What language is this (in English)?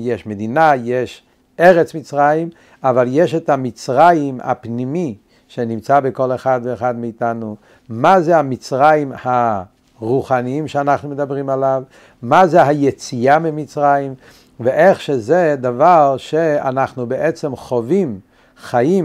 Hebrew